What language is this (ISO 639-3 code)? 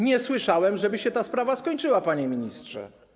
pol